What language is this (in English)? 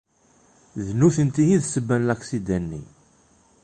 Kabyle